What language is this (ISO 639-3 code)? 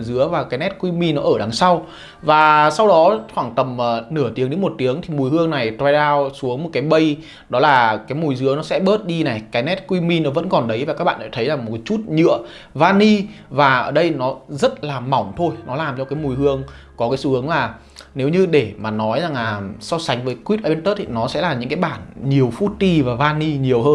vie